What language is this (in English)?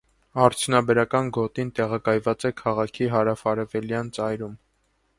Armenian